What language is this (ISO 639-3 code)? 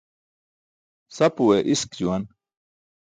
bsk